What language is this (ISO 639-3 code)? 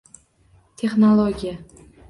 uzb